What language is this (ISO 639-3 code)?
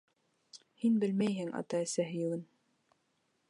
bak